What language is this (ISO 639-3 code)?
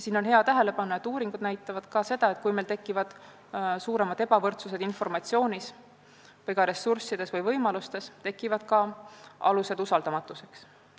est